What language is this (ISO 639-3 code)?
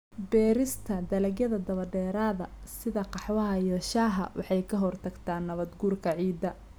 som